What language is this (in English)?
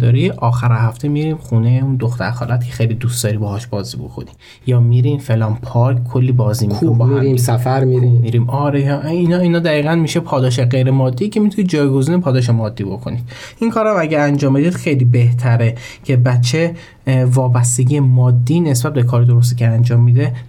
Persian